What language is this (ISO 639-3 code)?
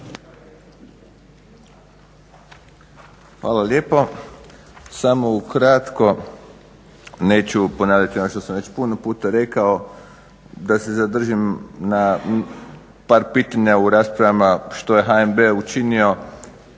hrv